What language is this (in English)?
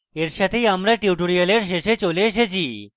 Bangla